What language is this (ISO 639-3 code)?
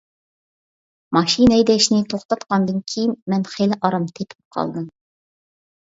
uig